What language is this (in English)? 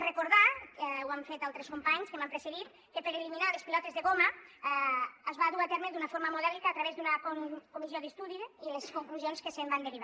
Catalan